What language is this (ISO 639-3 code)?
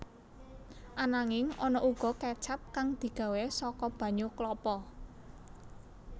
jav